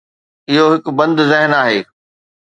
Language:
Sindhi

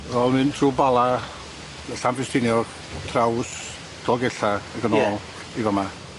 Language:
Welsh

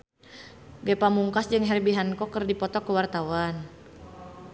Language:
Sundanese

